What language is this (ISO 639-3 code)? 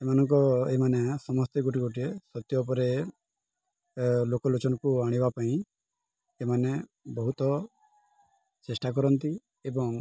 ori